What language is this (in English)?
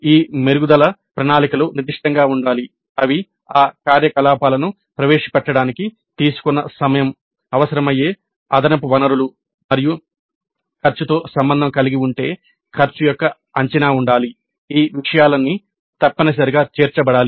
Telugu